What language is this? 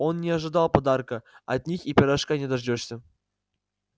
Russian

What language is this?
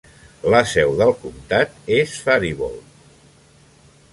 Catalan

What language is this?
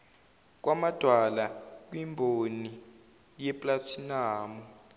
Zulu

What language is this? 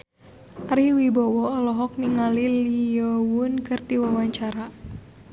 Sundanese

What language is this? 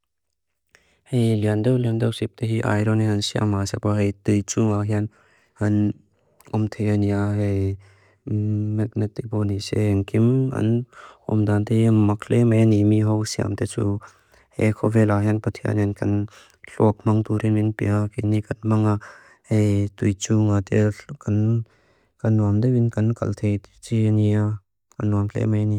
Mizo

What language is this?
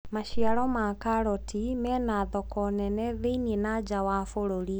Kikuyu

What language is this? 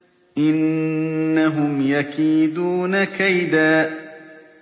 Arabic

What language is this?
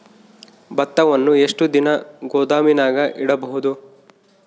Kannada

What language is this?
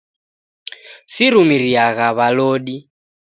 Taita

